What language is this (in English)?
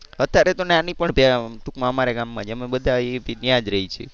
Gujarati